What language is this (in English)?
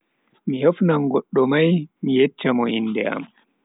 Bagirmi Fulfulde